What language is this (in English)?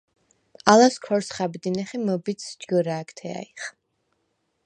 Svan